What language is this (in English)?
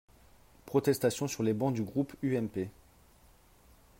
French